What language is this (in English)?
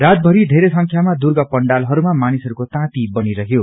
Nepali